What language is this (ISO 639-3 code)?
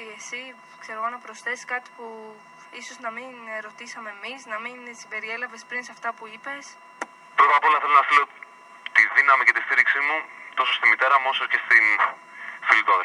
ell